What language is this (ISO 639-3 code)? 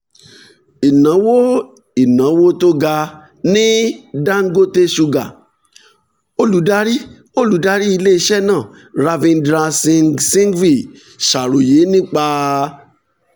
yor